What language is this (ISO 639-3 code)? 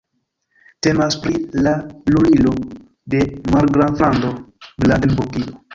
epo